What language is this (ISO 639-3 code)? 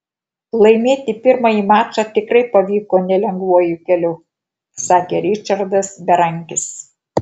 lit